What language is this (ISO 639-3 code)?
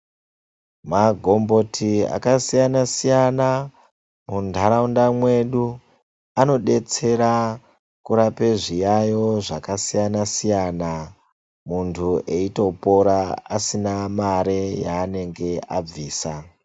ndc